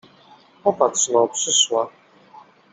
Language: Polish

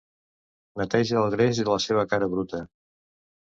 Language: Catalan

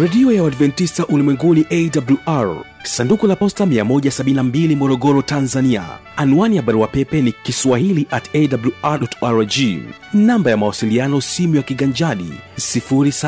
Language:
Swahili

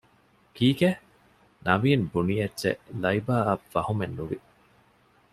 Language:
Divehi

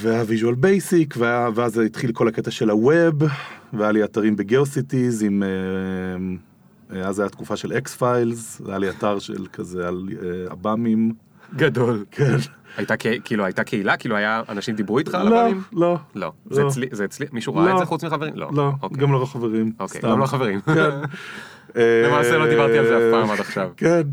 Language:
Hebrew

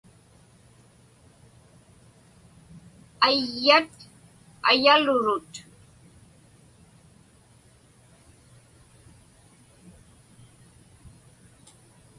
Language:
Inupiaq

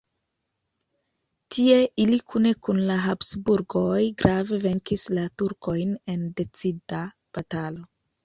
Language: Esperanto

